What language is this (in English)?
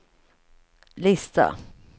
Swedish